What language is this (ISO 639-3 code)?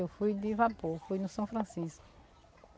por